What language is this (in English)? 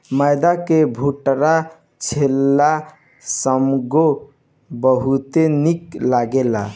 Bhojpuri